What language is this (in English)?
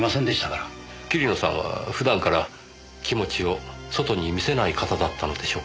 Japanese